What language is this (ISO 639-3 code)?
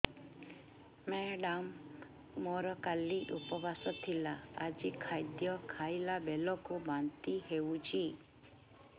ori